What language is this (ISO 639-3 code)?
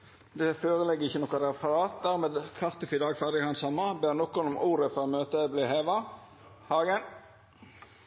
nno